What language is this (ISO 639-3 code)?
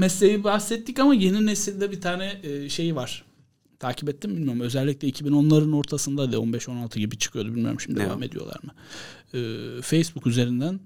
tur